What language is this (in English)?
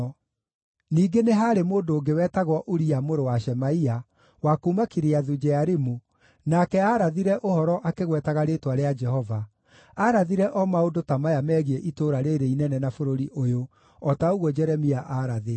Kikuyu